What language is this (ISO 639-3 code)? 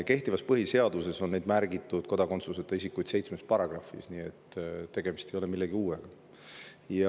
est